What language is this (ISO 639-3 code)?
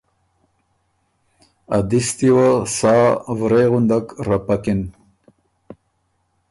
oru